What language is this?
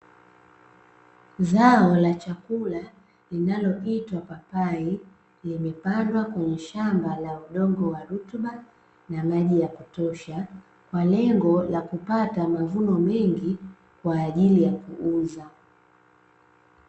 Swahili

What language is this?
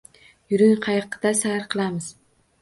Uzbek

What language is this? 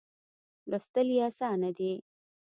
Pashto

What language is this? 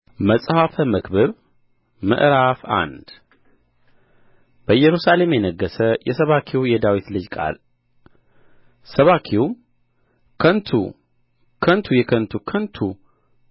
Amharic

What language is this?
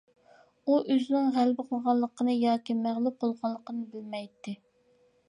Uyghur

